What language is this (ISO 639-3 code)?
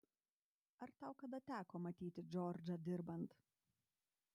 lit